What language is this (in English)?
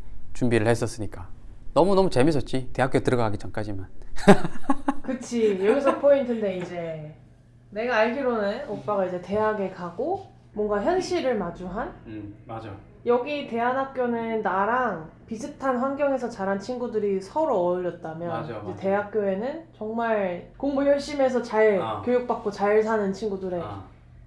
Korean